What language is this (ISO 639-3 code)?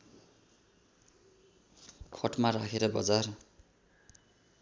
nep